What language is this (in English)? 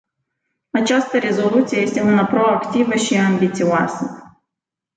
Romanian